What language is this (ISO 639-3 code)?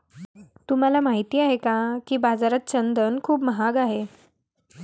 mar